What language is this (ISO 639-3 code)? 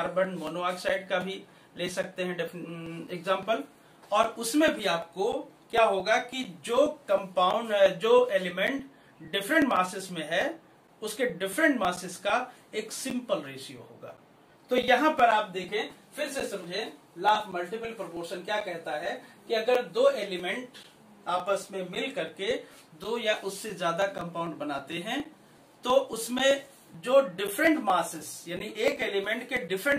hin